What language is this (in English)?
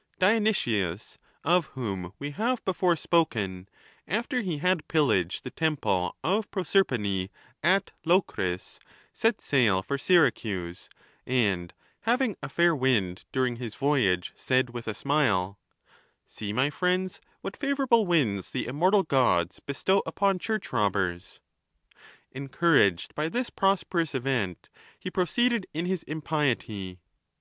English